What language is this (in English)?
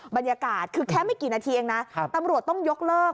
Thai